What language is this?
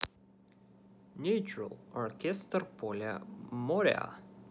Russian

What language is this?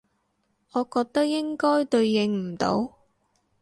Cantonese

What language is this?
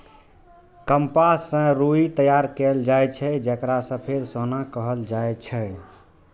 Maithili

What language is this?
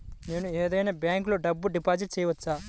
Telugu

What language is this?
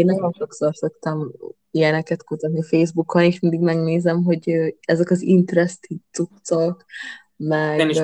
Hungarian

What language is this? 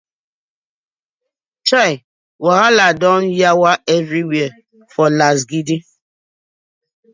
Nigerian Pidgin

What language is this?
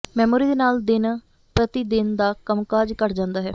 Punjabi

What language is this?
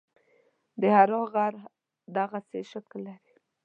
Pashto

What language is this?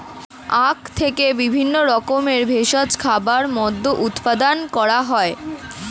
Bangla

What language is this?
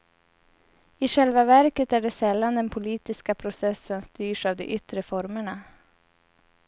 Swedish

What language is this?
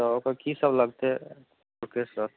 Maithili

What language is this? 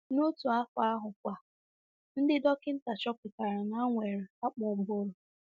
Igbo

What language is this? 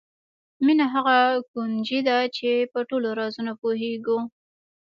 Pashto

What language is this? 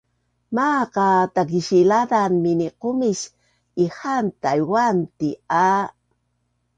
Bunun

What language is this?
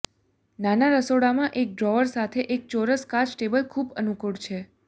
Gujarati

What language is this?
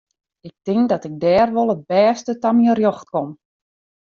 Western Frisian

